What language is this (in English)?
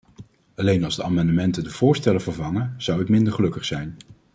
Dutch